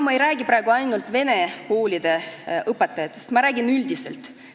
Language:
Estonian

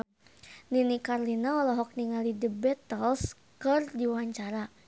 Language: Sundanese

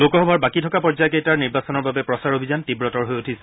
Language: Assamese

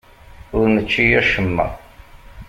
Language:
Kabyle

